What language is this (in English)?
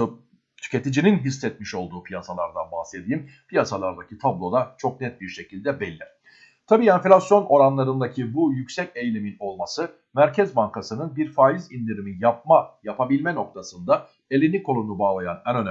Turkish